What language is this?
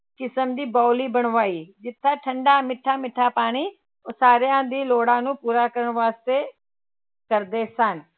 Punjabi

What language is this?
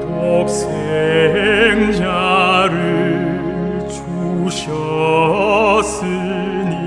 Korean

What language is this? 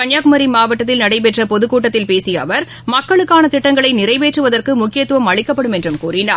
Tamil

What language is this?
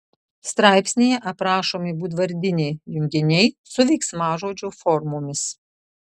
Lithuanian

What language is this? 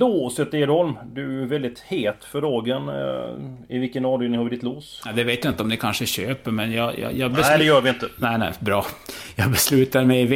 Swedish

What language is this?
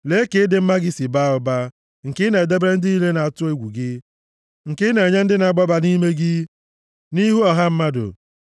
Igbo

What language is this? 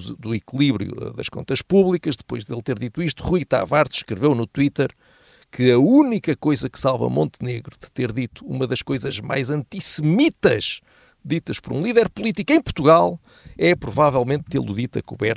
Portuguese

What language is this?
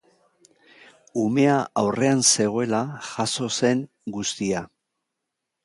Basque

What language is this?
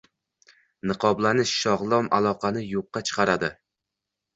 Uzbek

